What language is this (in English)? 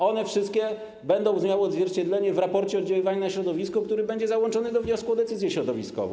Polish